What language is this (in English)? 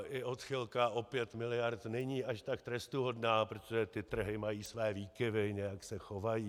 Czech